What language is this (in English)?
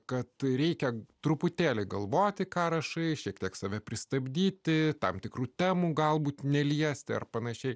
Lithuanian